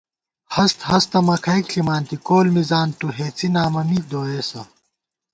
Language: Gawar-Bati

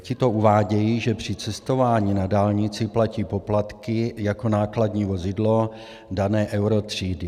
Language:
Czech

